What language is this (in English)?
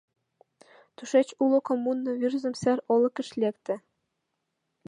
Mari